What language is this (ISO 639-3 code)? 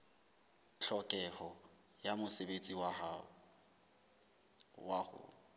sot